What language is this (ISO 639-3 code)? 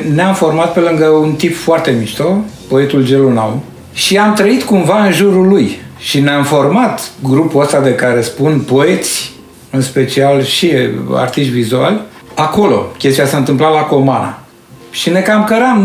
ron